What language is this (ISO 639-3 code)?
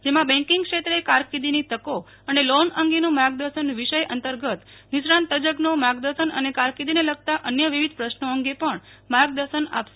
guj